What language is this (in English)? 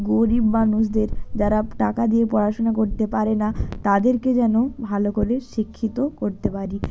Bangla